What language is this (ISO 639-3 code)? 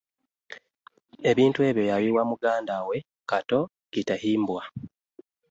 lug